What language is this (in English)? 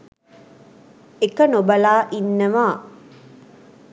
Sinhala